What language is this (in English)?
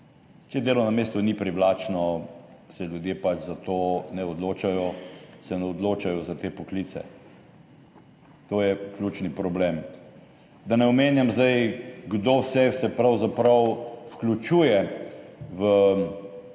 Slovenian